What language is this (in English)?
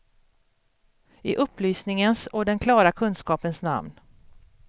Swedish